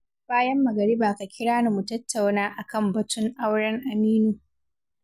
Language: Hausa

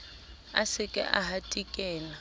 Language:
Southern Sotho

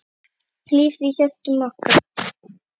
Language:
Icelandic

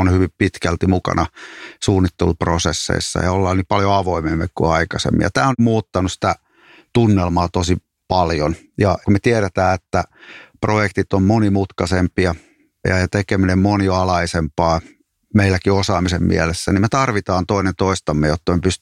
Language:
Finnish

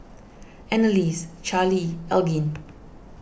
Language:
English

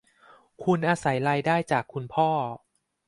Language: Thai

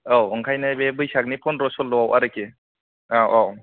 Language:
Bodo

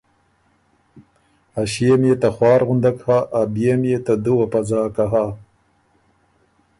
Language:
Ormuri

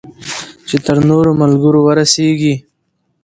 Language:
Pashto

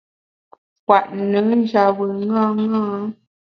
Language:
Bamun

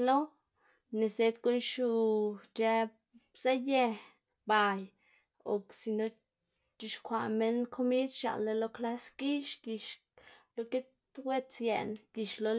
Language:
Xanaguía Zapotec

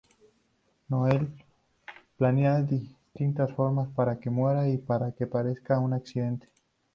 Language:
Spanish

